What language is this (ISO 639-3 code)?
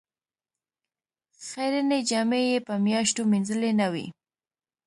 pus